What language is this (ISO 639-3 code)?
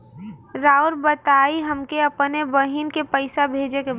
bho